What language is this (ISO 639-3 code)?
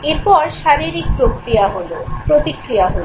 ben